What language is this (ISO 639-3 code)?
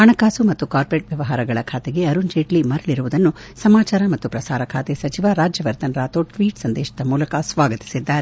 kan